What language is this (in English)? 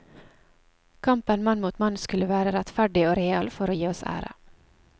Norwegian